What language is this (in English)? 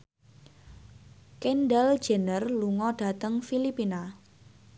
Javanese